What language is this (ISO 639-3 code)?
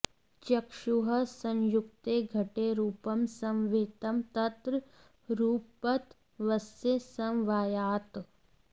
san